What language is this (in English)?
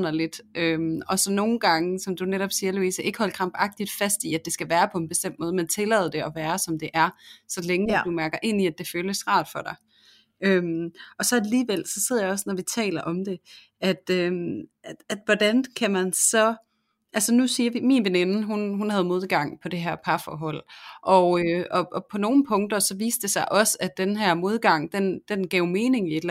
Danish